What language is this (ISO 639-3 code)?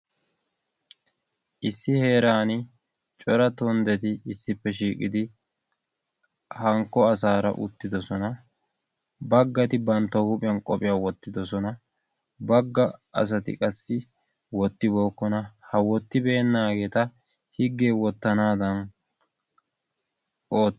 wal